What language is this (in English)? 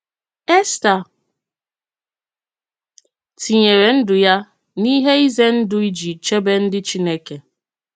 Igbo